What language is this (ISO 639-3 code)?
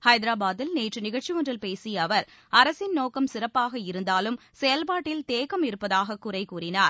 tam